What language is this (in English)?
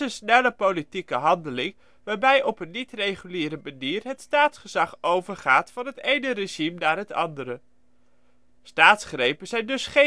Dutch